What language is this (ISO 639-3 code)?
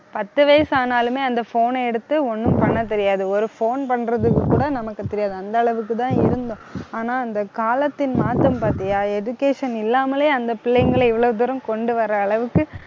tam